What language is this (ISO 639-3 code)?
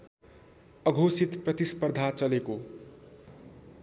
nep